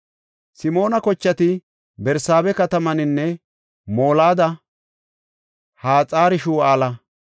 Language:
Gofa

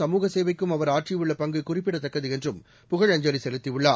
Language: Tamil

